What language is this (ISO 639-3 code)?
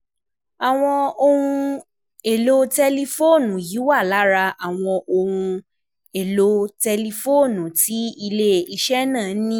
yor